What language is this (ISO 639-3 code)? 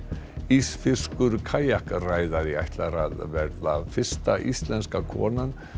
isl